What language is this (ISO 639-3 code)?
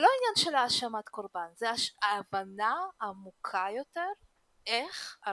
heb